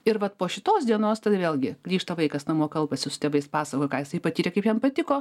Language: Lithuanian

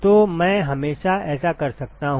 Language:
Hindi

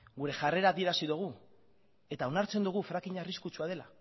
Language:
Basque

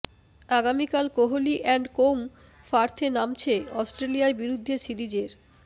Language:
Bangla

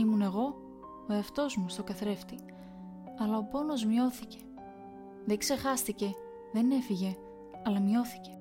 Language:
Greek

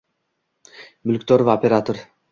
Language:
Uzbek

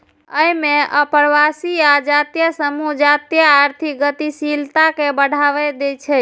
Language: Maithili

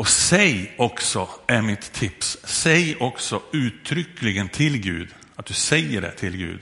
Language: Swedish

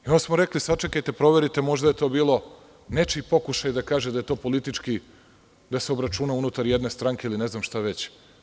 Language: Serbian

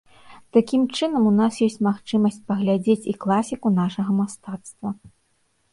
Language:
Belarusian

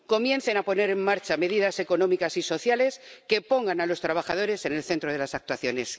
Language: Spanish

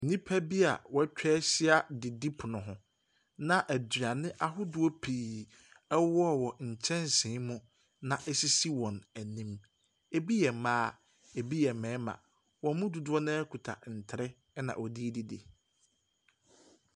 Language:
Akan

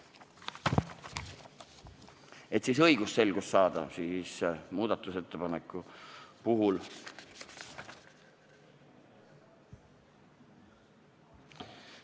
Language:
Estonian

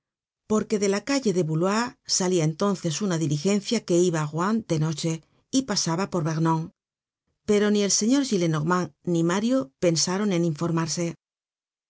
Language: Spanish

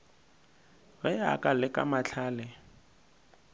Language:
Northern Sotho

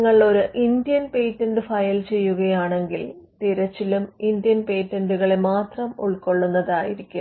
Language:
Malayalam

